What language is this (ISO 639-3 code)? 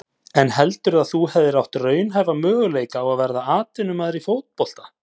isl